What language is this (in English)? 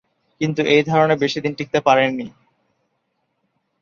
Bangla